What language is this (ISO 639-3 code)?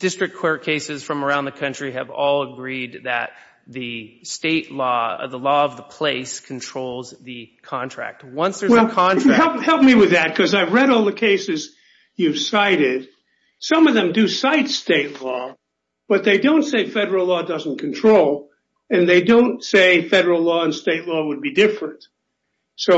eng